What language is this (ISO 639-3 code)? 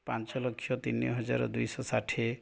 ori